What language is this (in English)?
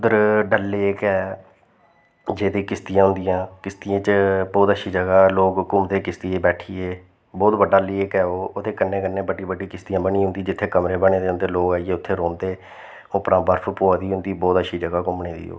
Dogri